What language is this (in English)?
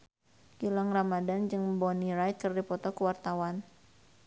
Sundanese